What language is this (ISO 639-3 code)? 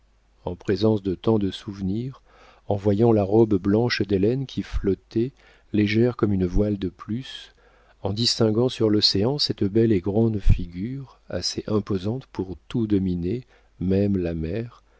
fra